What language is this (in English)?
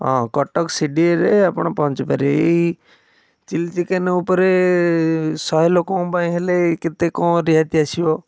Odia